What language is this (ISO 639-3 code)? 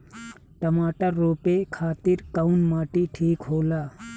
bho